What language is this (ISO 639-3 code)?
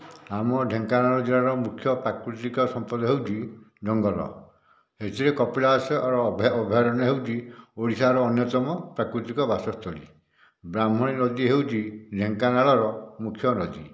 ori